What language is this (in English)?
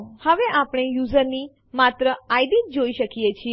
Gujarati